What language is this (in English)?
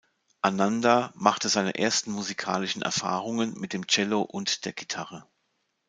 German